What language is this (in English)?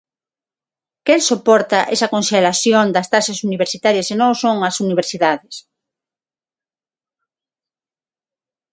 Galician